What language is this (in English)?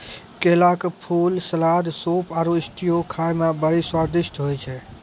Maithili